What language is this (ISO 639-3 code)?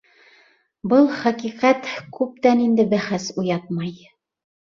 bak